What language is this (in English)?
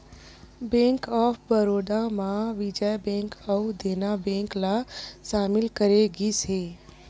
Chhattisgarhi